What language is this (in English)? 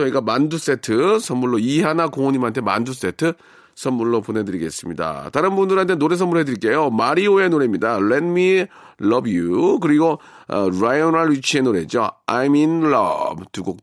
Korean